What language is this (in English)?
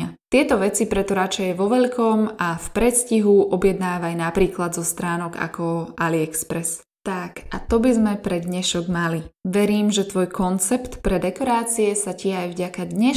Slovak